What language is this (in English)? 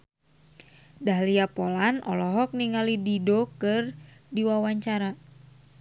Sundanese